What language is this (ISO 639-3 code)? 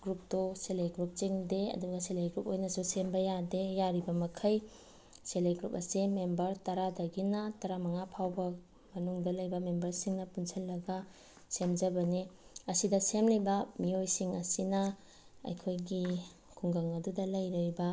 mni